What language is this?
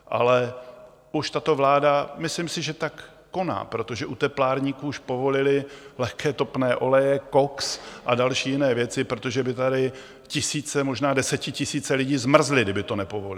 Czech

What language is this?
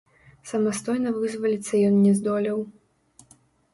Belarusian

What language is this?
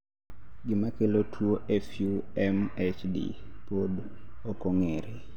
Luo (Kenya and Tanzania)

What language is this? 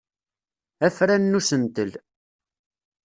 Kabyle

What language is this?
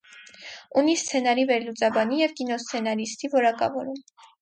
Armenian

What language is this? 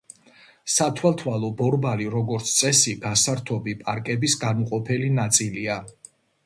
Georgian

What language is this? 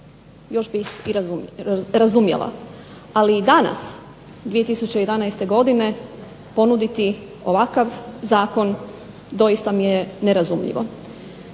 Croatian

